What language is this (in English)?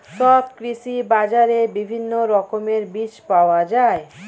Bangla